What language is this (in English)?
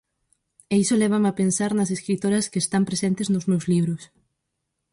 Galician